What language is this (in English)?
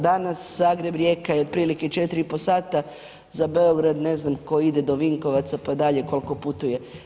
Croatian